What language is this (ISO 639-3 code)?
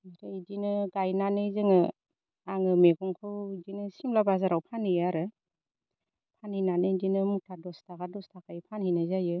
brx